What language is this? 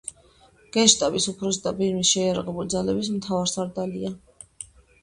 Georgian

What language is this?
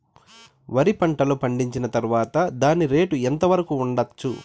Telugu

